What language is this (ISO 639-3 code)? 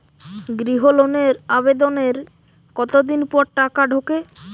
ben